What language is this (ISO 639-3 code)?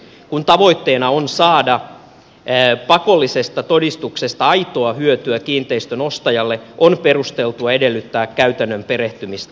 fin